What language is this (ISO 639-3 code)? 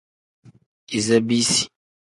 kdh